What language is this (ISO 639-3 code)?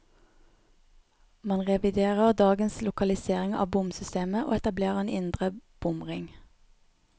nor